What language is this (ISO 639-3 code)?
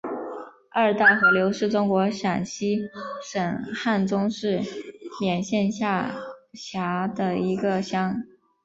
zho